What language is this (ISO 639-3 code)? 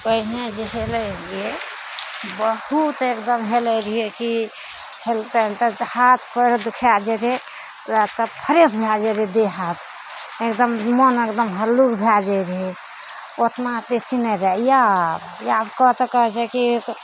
mai